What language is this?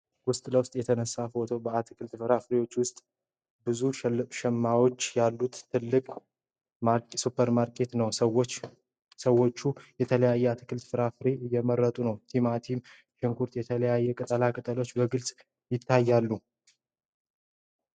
Amharic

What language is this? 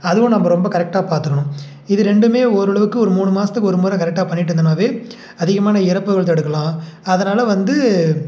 Tamil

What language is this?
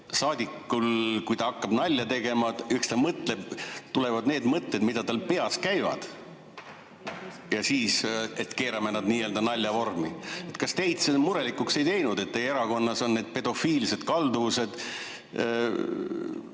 Estonian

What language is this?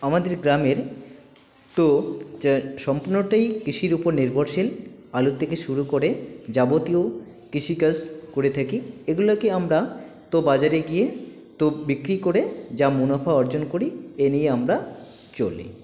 Bangla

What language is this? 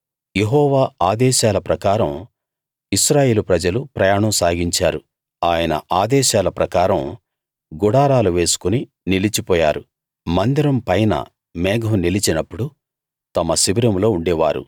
Telugu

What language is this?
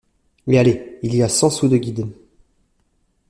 French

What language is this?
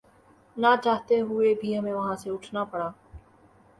Urdu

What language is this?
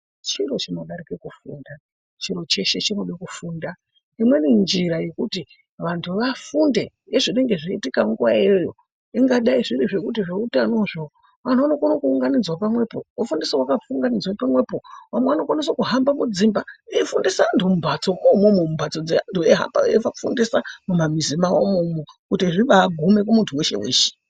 Ndau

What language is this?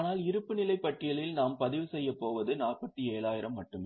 Tamil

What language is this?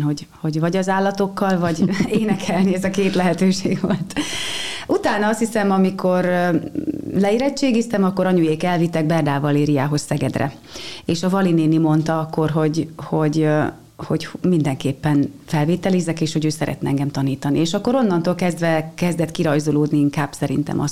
Hungarian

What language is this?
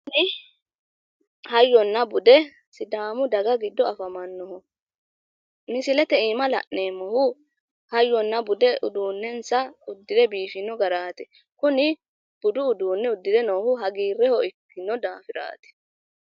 Sidamo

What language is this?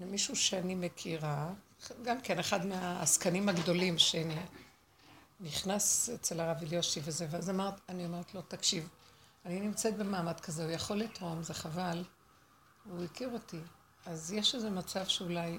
Hebrew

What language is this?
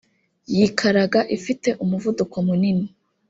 Kinyarwanda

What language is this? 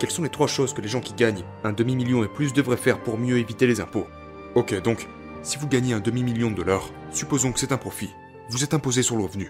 French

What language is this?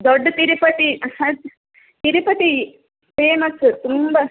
Kannada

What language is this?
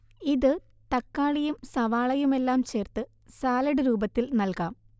Malayalam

